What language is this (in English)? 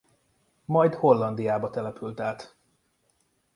Hungarian